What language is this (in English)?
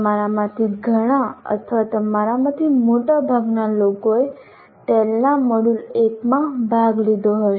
Gujarati